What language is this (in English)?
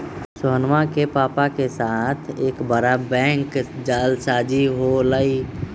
Magahi